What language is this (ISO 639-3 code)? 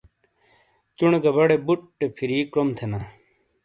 scl